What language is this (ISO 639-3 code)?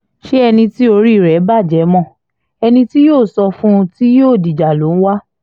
yor